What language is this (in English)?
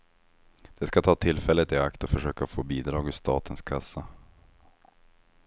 Swedish